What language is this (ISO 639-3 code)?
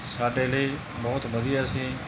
pan